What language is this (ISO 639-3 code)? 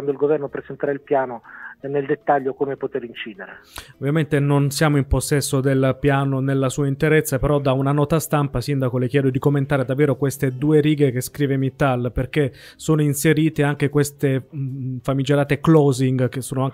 ita